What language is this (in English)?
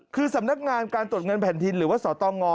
Thai